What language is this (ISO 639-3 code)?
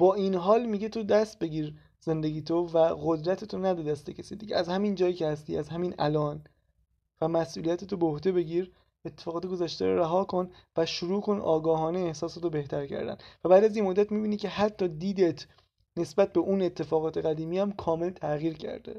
fas